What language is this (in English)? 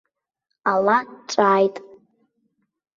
Abkhazian